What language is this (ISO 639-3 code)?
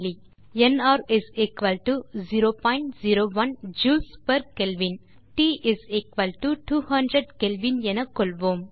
tam